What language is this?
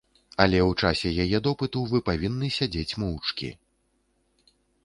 Belarusian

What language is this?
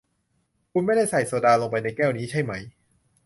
Thai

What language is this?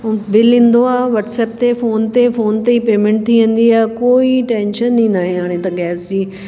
Sindhi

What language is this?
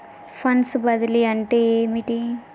Telugu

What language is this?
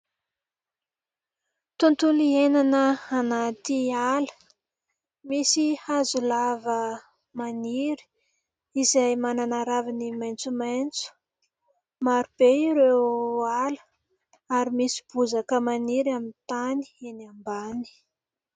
Malagasy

